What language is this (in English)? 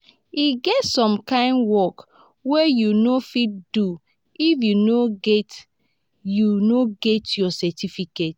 Nigerian Pidgin